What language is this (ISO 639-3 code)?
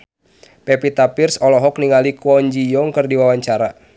sun